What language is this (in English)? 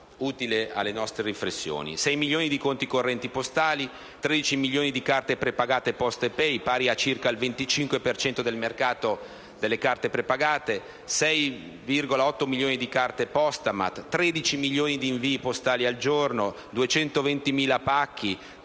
Italian